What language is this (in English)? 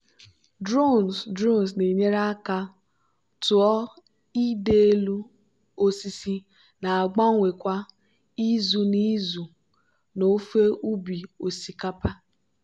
Igbo